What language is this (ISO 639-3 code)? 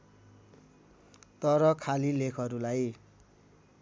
nep